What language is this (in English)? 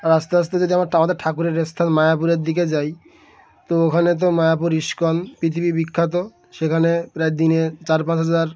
Bangla